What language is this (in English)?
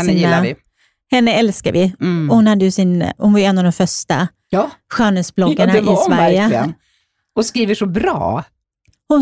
Swedish